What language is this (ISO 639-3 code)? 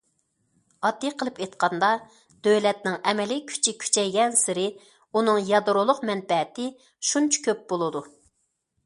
uig